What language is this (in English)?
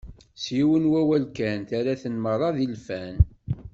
Kabyle